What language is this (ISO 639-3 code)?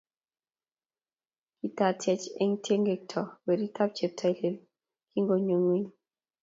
kln